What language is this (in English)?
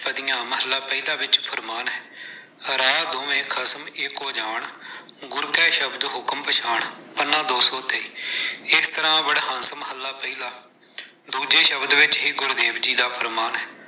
Punjabi